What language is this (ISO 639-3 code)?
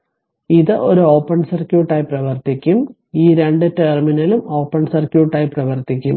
mal